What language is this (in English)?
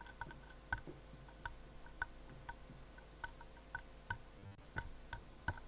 Turkish